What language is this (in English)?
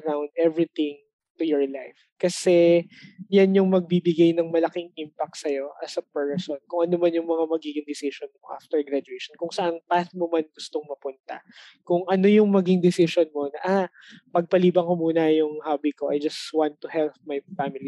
Filipino